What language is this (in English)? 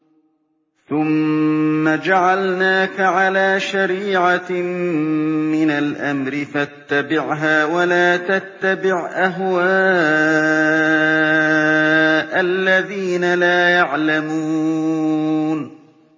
Arabic